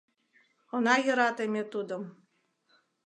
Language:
Mari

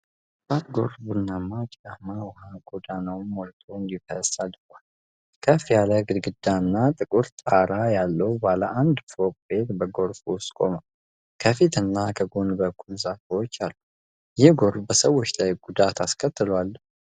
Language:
Amharic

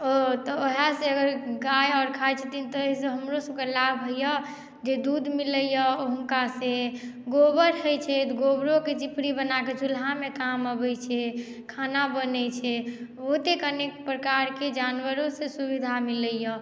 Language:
Maithili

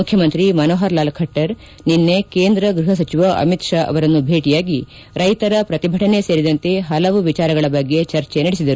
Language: Kannada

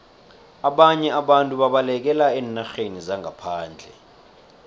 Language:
South Ndebele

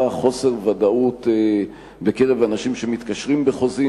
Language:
Hebrew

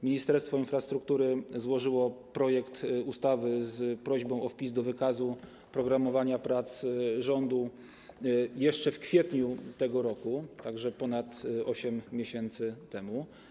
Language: Polish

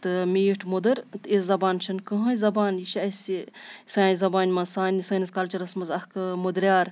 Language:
Kashmiri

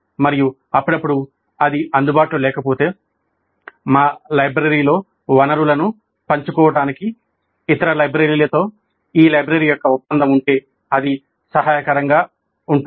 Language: Telugu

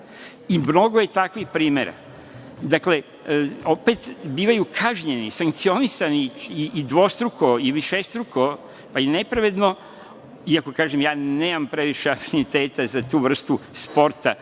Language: Serbian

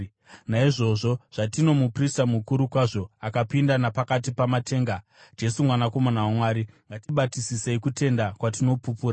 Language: Shona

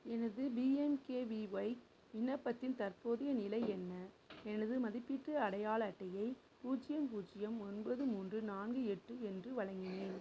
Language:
Tamil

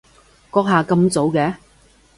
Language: Cantonese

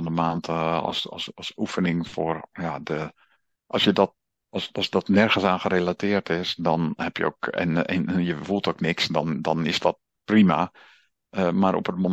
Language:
Dutch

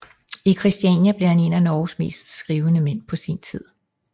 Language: Danish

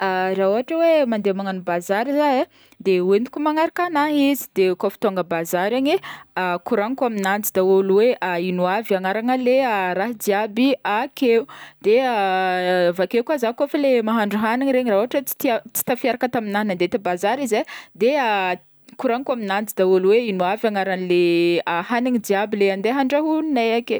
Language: Northern Betsimisaraka Malagasy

